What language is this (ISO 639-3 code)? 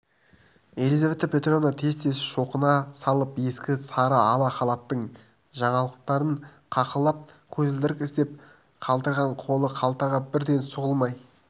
kaz